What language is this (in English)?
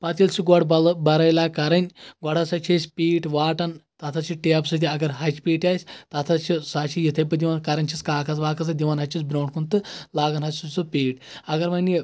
Kashmiri